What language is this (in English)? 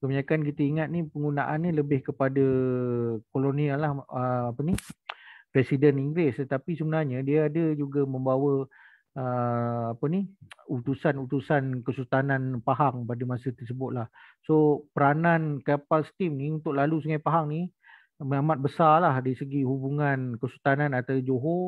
Malay